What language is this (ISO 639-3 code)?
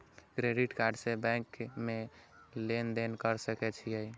mai